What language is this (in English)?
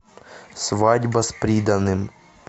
Russian